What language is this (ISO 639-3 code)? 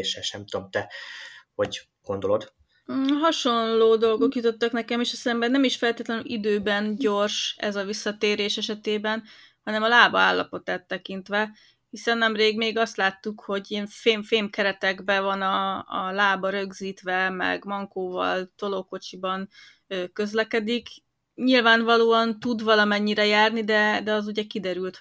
hun